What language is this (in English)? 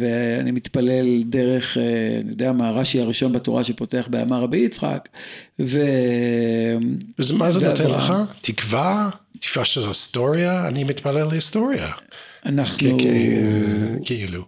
Hebrew